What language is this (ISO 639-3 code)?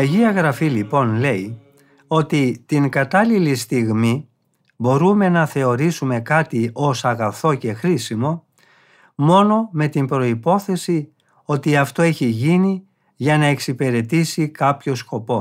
ell